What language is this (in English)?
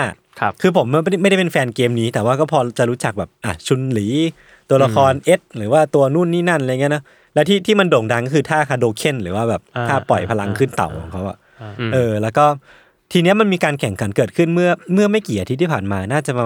Thai